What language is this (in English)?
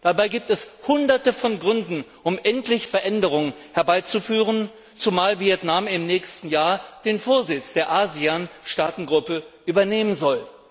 German